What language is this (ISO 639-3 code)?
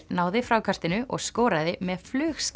isl